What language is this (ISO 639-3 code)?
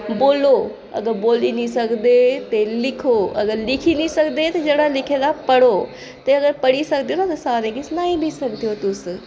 doi